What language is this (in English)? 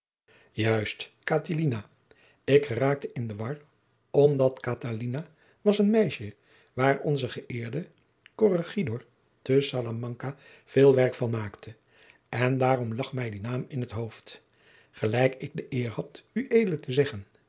Dutch